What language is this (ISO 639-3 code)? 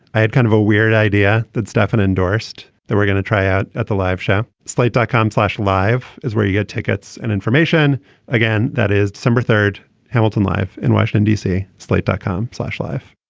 eng